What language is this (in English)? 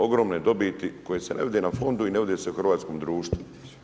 Croatian